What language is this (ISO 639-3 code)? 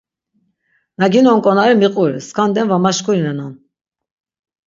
lzz